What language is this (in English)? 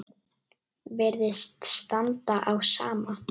Icelandic